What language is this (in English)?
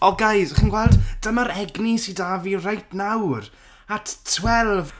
Welsh